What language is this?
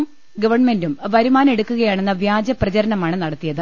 Malayalam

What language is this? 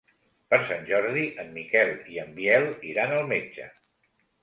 Catalan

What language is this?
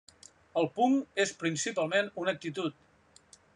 Catalan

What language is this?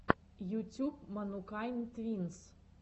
Russian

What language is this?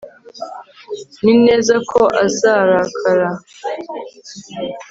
Kinyarwanda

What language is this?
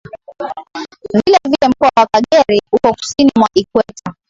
Swahili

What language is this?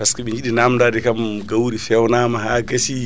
Fula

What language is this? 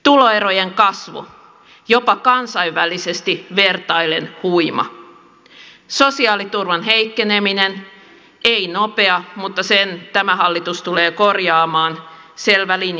Finnish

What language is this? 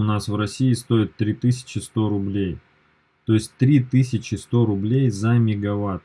Russian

